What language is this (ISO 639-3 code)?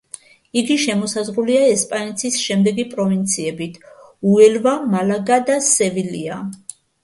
kat